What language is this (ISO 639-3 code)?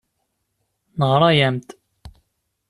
kab